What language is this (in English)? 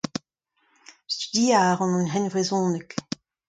Breton